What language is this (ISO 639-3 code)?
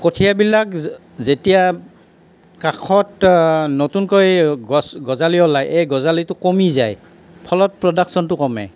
asm